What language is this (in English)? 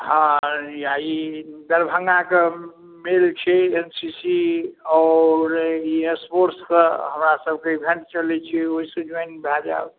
Maithili